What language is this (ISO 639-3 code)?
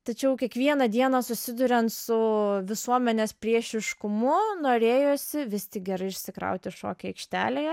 lit